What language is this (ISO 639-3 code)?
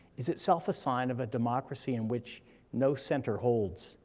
eng